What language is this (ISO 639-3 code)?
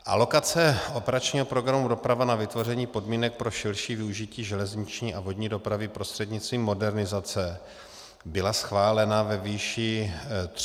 ces